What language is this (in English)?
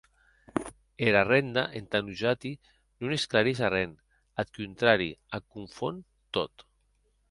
Occitan